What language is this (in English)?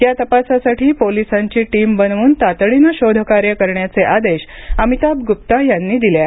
Marathi